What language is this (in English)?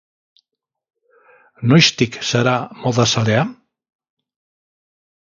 Basque